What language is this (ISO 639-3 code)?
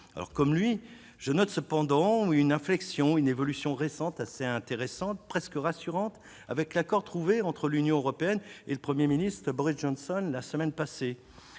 fra